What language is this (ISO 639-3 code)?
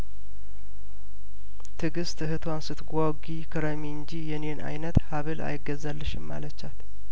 amh